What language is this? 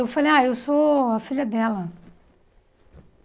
Portuguese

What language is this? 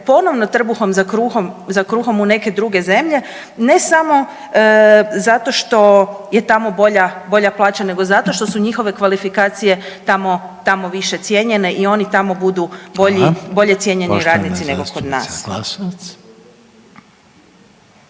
Croatian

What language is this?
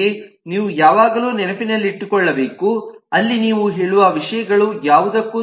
Kannada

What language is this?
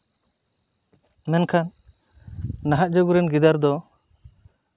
Santali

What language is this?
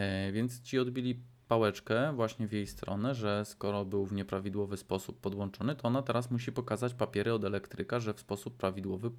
Polish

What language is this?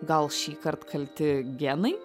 Lithuanian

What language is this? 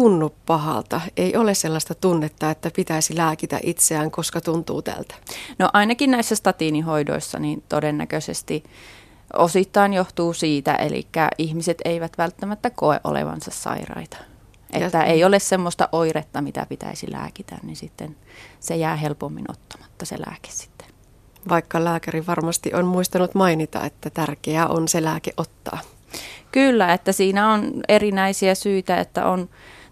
Finnish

